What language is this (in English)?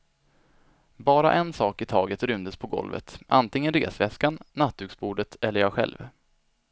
Swedish